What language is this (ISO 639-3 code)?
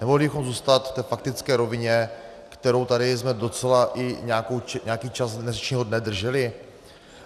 ces